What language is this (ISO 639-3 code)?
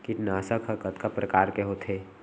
hne